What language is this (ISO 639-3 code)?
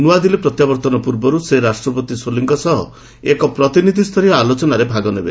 ori